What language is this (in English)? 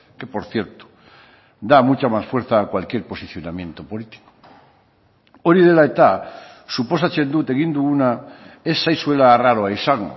Basque